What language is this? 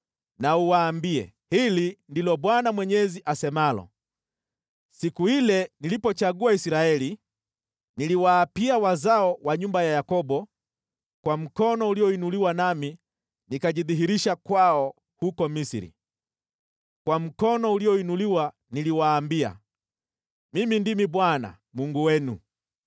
Swahili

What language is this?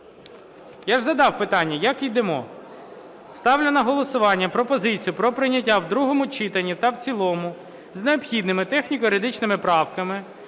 Ukrainian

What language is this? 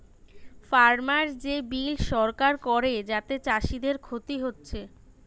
Bangla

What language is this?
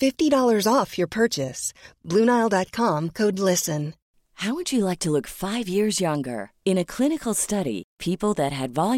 Filipino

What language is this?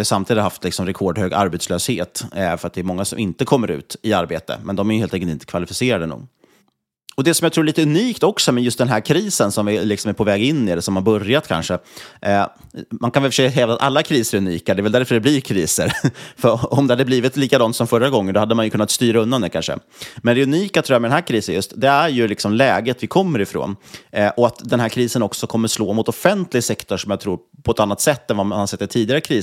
Swedish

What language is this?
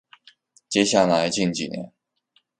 Chinese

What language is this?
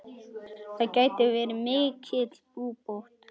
Icelandic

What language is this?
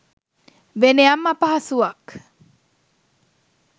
Sinhala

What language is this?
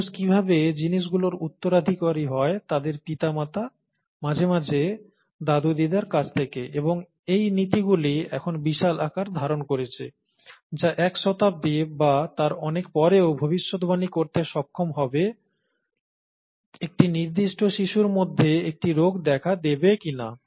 Bangla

